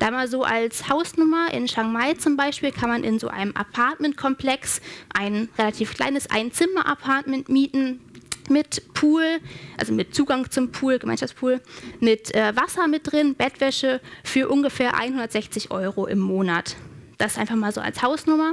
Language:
German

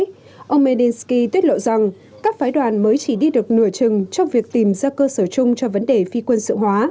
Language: Vietnamese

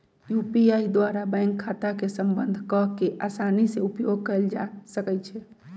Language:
Magahi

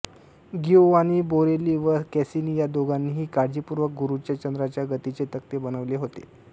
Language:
Marathi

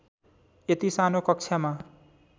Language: Nepali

